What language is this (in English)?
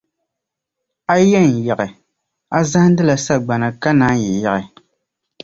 Dagbani